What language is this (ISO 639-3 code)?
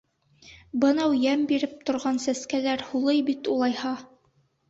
bak